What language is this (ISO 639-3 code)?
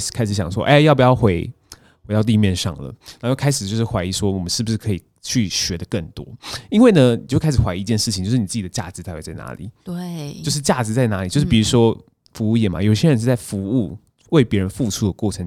zho